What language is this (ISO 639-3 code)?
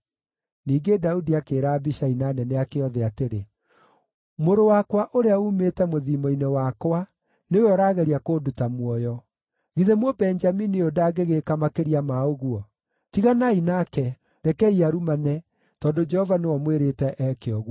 kik